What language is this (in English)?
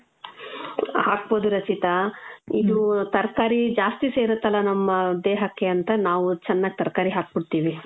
Kannada